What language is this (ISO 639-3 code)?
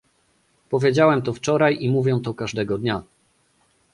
pol